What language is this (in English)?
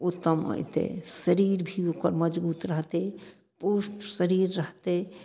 Maithili